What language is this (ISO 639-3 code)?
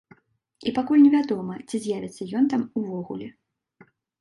bel